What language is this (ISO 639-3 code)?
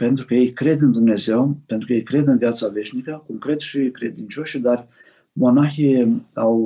ron